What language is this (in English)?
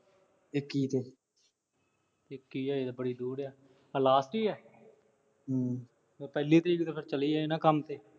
Punjabi